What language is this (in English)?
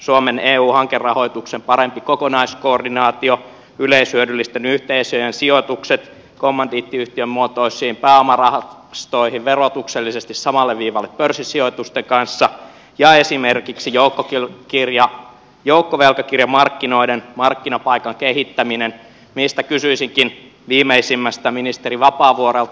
Finnish